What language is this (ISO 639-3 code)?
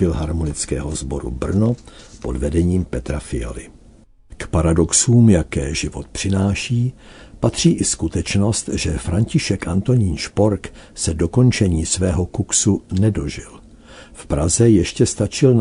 ces